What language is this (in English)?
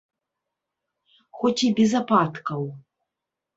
Belarusian